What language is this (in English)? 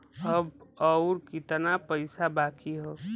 Bhojpuri